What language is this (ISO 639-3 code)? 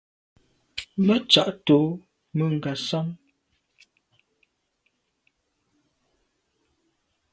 byv